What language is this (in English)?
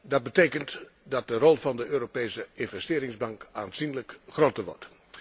Dutch